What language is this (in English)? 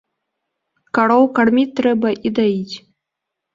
Belarusian